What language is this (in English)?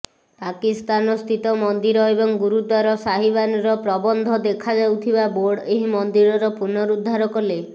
Odia